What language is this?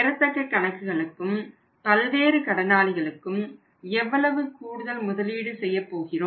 Tamil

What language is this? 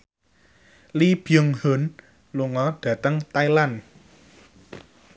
Javanese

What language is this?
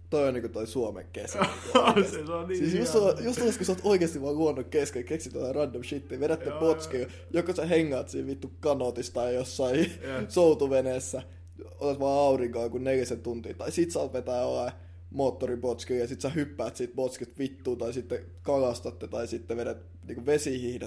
Finnish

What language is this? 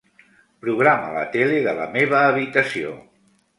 Catalan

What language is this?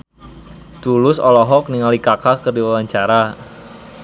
Sundanese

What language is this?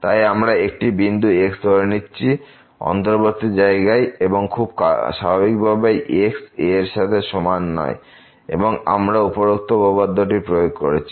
Bangla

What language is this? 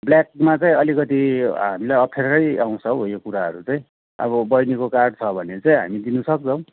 Nepali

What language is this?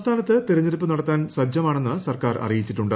Malayalam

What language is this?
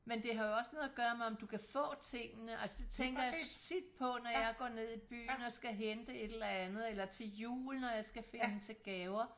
Danish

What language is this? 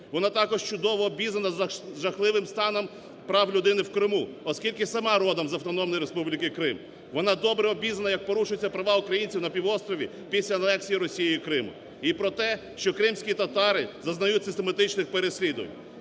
Ukrainian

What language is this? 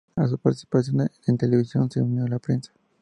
Spanish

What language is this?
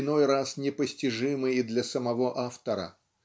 Russian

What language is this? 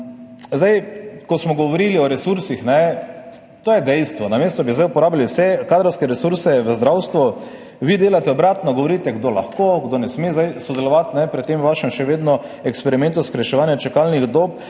Slovenian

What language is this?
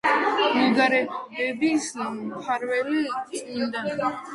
Georgian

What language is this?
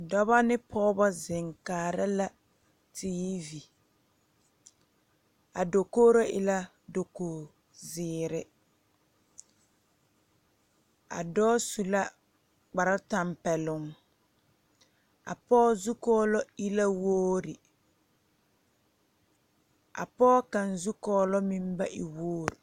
Southern Dagaare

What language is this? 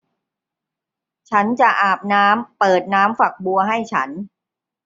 Thai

